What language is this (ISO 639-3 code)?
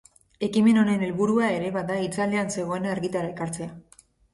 eus